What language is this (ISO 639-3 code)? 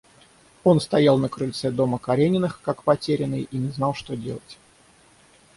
rus